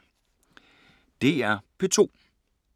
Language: Danish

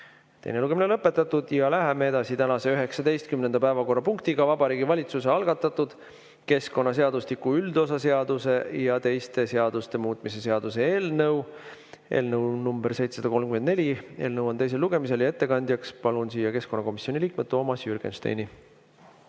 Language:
Estonian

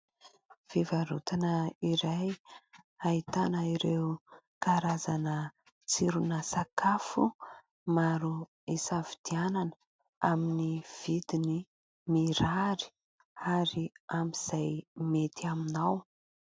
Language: Malagasy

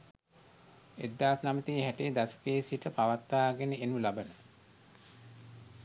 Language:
Sinhala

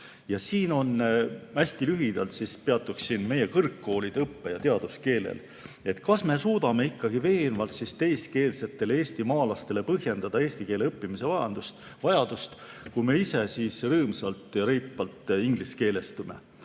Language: Estonian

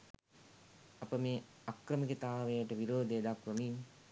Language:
Sinhala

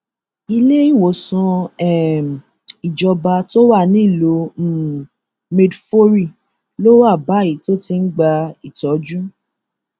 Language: Yoruba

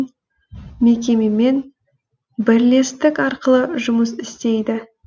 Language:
Kazakh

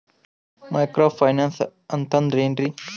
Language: Kannada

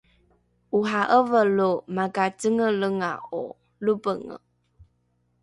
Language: Rukai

